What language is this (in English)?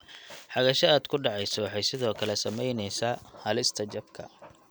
Somali